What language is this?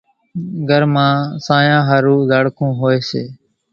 Kachi Koli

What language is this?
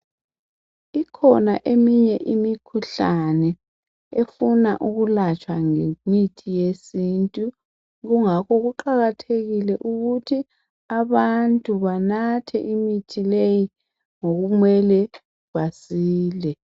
North Ndebele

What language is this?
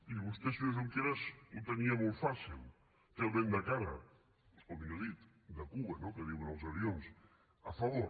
Catalan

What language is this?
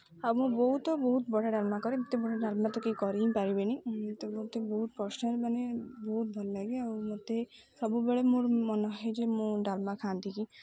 Odia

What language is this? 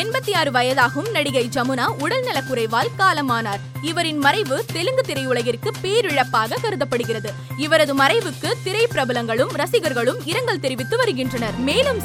Tamil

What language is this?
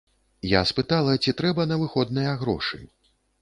Belarusian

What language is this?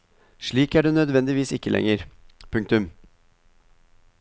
Norwegian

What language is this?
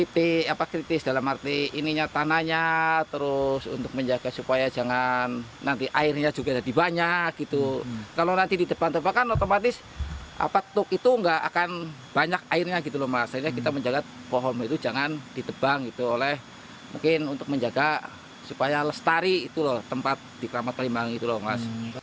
Indonesian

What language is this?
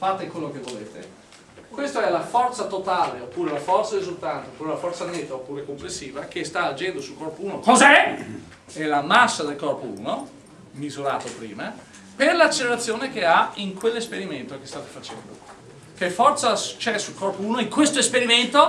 Italian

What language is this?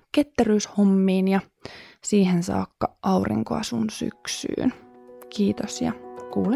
Finnish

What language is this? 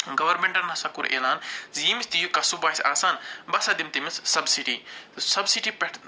Kashmiri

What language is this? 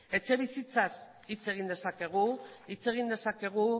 Basque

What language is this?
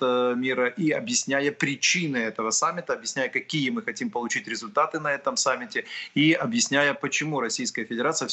Russian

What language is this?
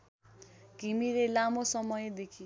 Nepali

